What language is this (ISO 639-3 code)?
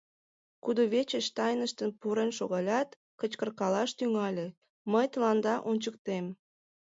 chm